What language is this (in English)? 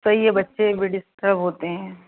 Hindi